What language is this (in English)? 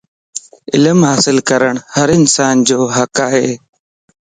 Lasi